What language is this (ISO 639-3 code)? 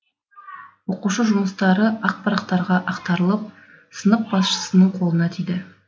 kaz